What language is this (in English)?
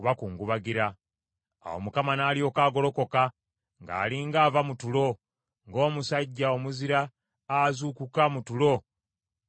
Ganda